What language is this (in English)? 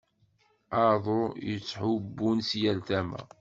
Kabyle